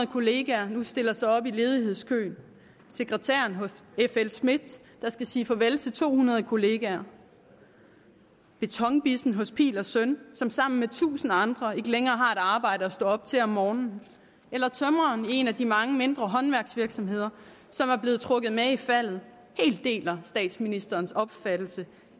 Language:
Danish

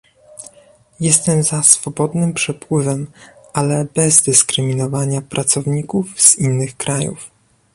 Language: Polish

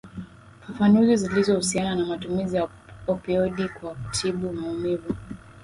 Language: Swahili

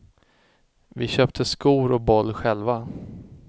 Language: Swedish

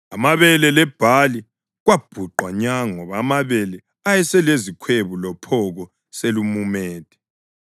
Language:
North Ndebele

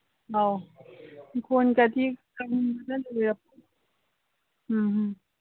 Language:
Manipuri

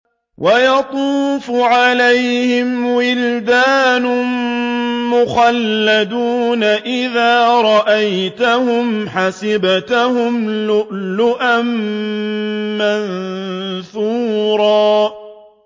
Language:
Arabic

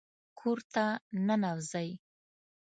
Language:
Pashto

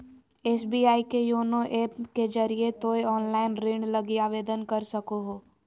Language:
Magahi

